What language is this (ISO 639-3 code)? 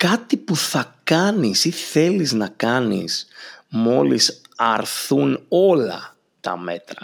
ell